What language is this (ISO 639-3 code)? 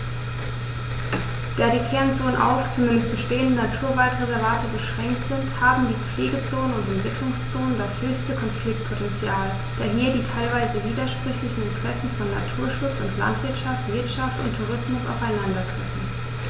deu